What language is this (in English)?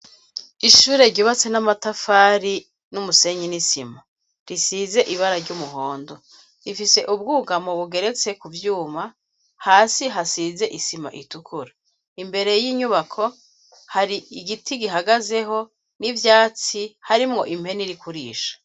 Rundi